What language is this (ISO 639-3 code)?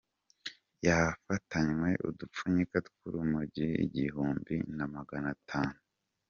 kin